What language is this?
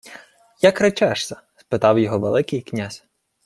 Ukrainian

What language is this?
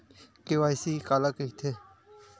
Chhattisgarhi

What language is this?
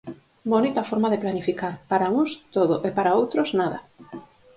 Galician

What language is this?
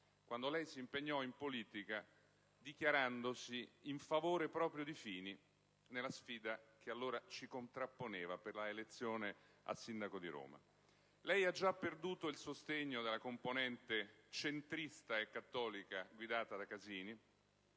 Italian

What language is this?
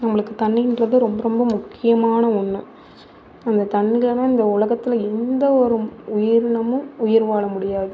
Tamil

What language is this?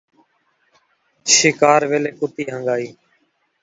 Saraiki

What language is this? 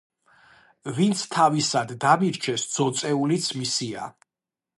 Georgian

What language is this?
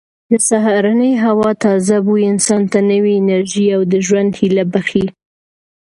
Pashto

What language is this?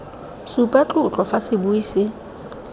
Tswana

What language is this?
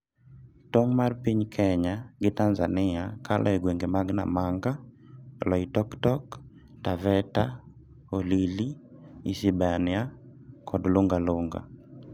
Luo (Kenya and Tanzania)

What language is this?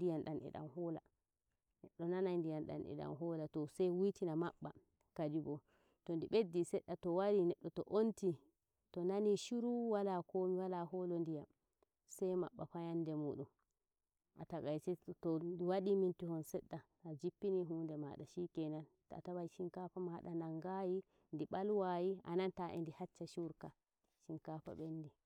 Nigerian Fulfulde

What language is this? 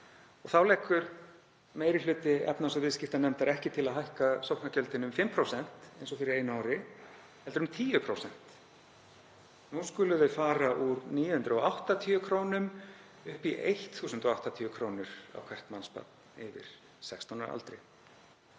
Icelandic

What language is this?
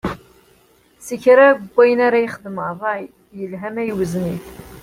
Kabyle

